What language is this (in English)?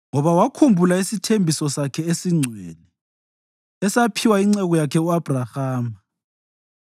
North Ndebele